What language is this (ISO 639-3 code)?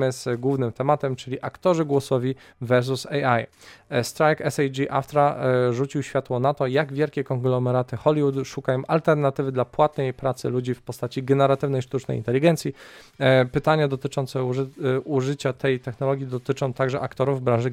pol